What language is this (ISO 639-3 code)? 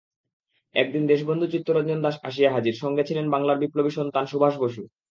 ben